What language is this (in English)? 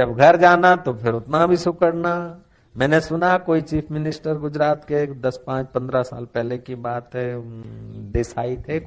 Hindi